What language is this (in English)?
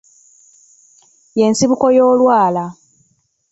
Ganda